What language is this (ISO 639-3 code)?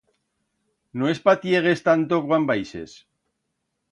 arg